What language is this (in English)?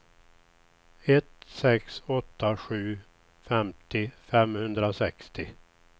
Swedish